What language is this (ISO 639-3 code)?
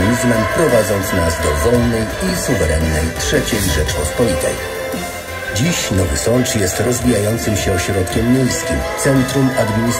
pol